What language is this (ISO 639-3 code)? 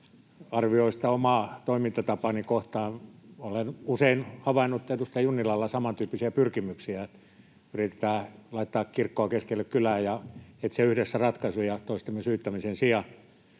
fin